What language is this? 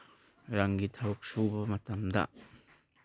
Manipuri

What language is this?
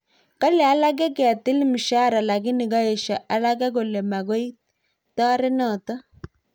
Kalenjin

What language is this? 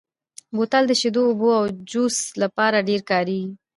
Pashto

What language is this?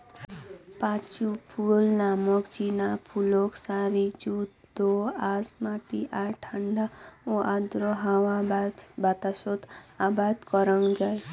Bangla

